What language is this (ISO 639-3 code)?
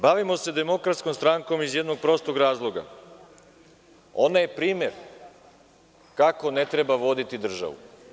srp